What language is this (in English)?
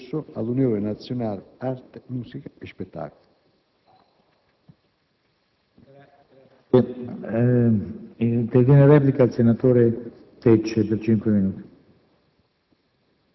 Italian